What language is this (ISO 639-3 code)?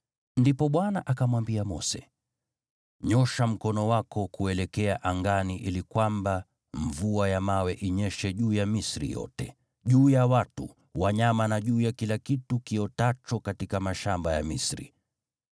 swa